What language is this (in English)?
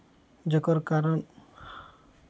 Maithili